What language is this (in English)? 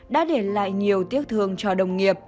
Vietnamese